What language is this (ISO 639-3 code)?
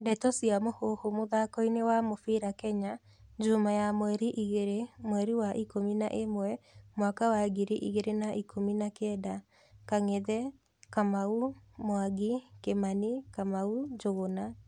kik